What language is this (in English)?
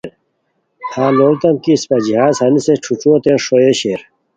Khowar